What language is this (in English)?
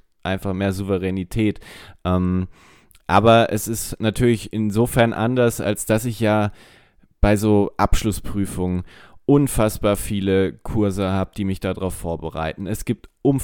German